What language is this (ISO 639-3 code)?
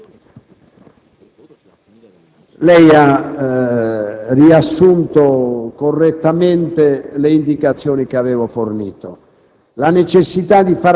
ita